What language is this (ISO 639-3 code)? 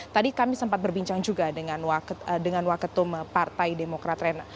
ind